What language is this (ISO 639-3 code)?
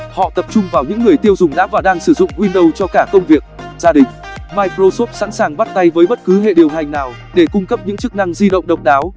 vie